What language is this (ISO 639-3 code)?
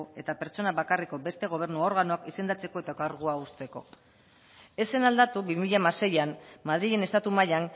eus